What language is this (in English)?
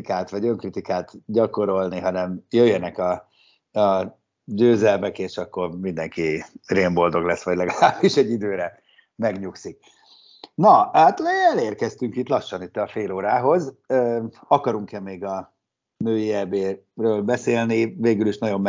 Hungarian